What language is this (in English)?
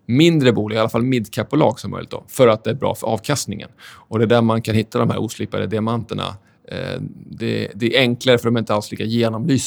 Swedish